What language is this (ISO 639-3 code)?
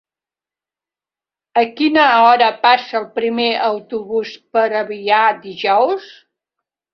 cat